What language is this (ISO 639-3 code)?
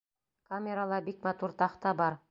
bak